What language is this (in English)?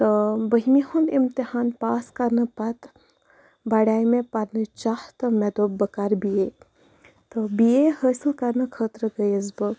Kashmiri